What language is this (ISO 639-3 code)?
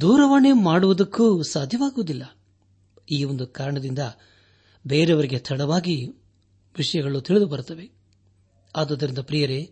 kan